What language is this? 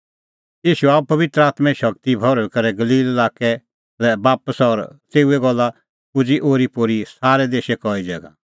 Kullu Pahari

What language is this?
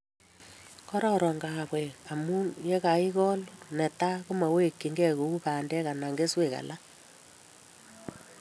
Kalenjin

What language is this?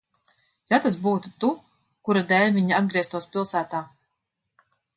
Latvian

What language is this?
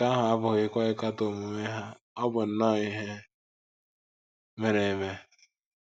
Igbo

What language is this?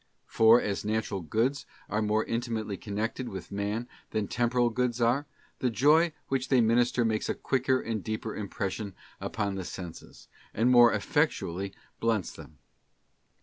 English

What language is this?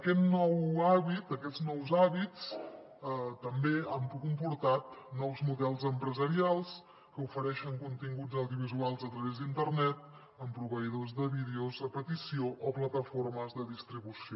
Catalan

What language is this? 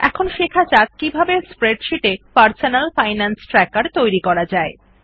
Bangla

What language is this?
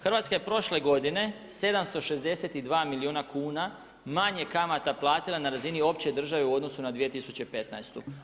Croatian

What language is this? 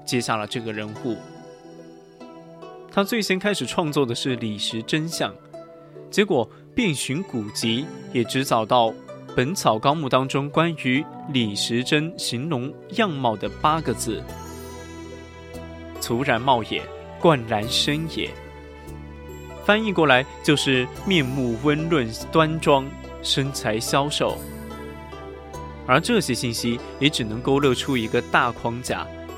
Chinese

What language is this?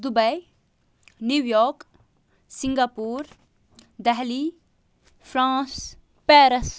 Kashmiri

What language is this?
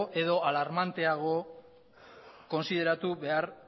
Basque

